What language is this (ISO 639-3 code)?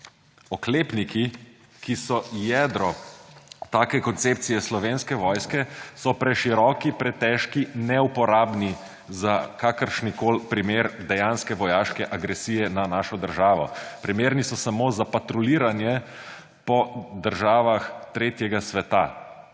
slv